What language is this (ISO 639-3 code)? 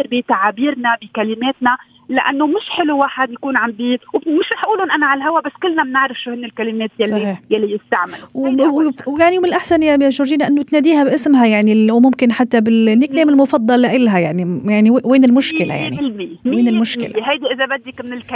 ara